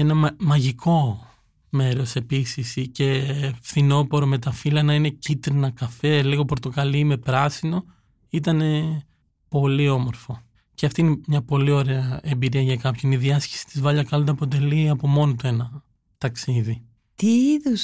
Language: Greek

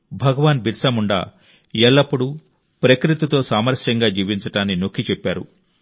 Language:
Telugu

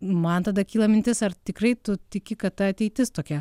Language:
Lithuanian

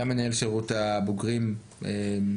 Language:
Hebrew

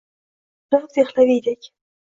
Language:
Uzbek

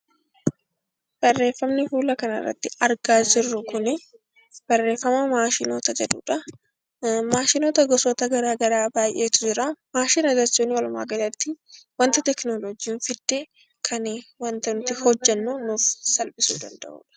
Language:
Oromo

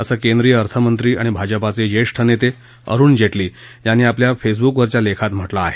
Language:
Marathi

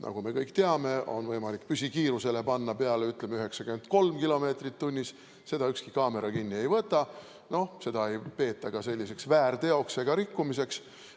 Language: Estonian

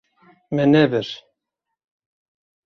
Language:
Kurdish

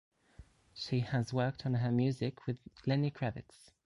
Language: English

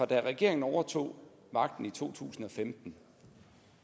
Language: Danish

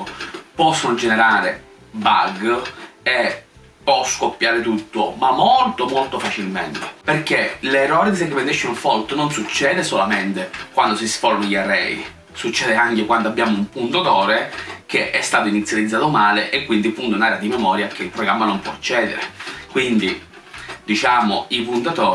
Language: Italian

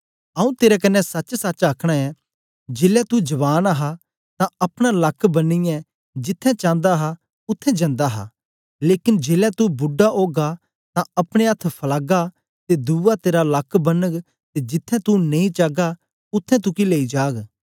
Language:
Dogri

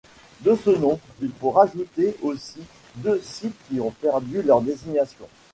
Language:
French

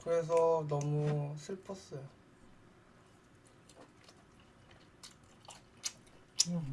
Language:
Korean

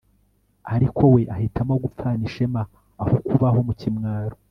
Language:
Kinyarwanda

